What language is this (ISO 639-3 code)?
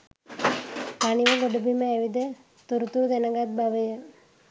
sin